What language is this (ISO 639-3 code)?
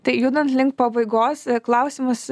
lit